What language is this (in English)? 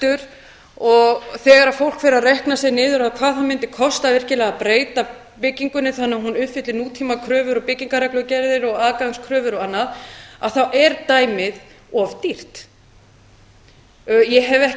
Icelandic